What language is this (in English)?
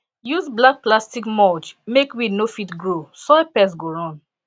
Nigerian Pidgin